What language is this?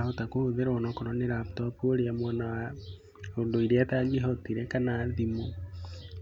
Kikuyu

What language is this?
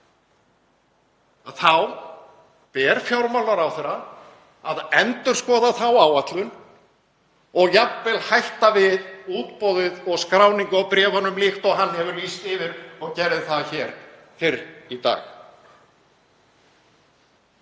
Icelandic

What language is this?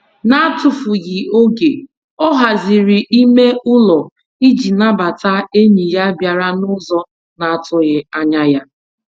Igbo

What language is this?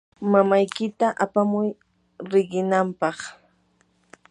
Yanahuanca Pasco Quechua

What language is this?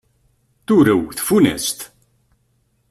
Kabyle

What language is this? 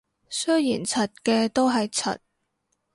Cantonese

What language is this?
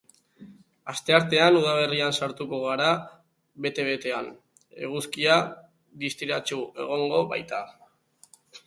Basque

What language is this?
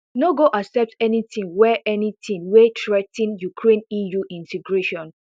Nigerian Pidgin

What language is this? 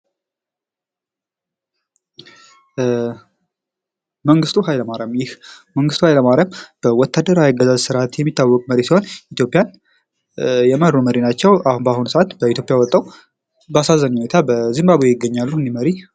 Amharic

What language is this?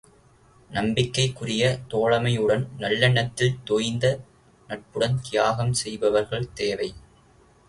Tamil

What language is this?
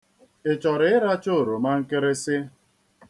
Igbo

